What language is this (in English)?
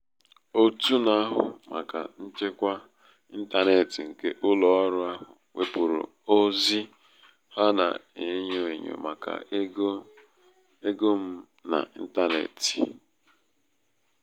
Igbo